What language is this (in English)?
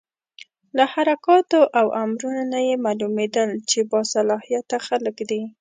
Pashto